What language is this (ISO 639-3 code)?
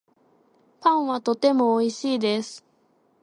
jpn